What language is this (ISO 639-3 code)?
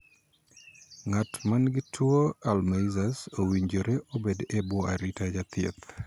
luo